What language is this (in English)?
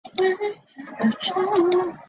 Chinese